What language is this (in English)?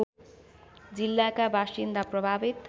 Nepali